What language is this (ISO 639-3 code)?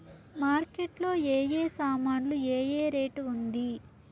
tel